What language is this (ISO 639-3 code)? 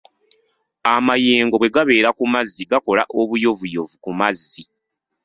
lug